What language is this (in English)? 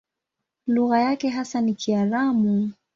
Swahili